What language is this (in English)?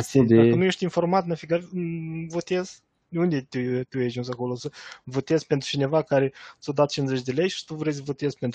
Romanian